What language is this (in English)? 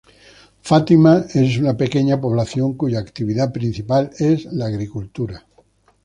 Spanish